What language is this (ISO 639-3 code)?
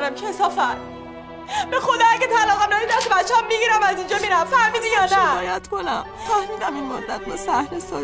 fas